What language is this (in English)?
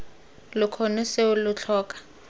Tswana